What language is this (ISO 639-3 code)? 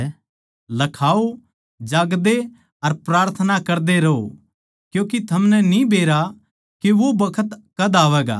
bgc